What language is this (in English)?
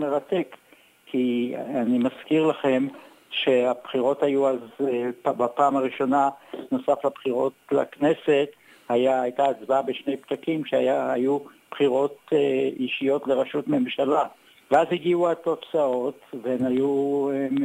Hebrew